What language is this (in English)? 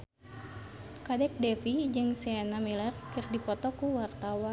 Sundanese